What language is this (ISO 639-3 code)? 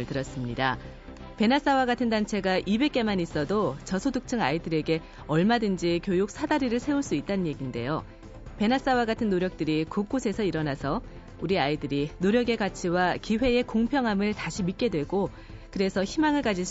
kor